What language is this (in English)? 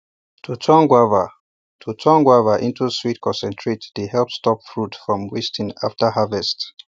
Nigerian Pidgin